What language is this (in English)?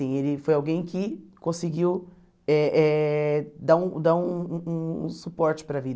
Portuguese